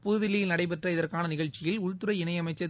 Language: Tamil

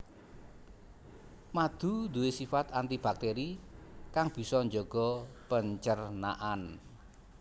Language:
Javanese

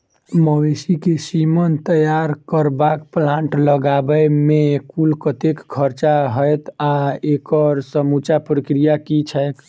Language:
Maithili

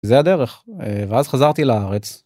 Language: Hebrew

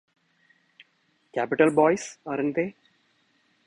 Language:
English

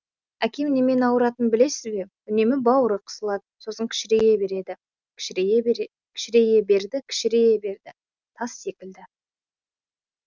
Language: Kazakh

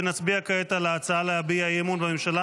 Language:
Hebrew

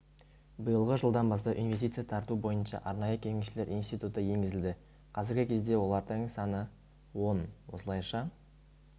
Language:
Kazakh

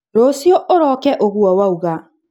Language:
Kikuyu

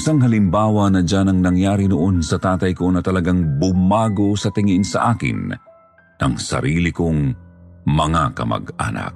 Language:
Filipino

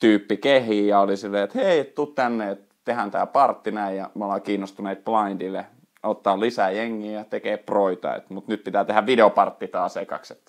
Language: Finnish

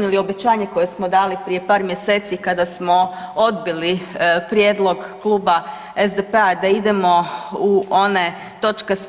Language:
Croatian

